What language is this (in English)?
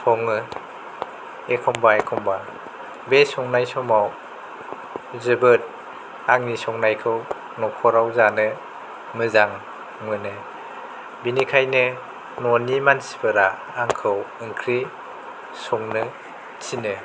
Bodo